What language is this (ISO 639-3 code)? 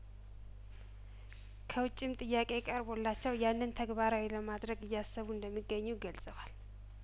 amh